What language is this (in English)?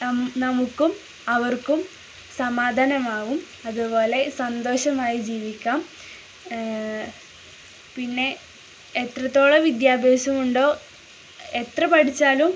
Malayalam